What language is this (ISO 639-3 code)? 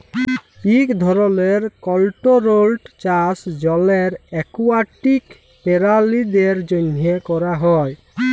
ben